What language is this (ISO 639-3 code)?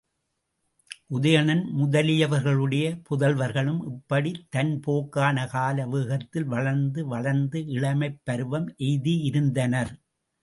tam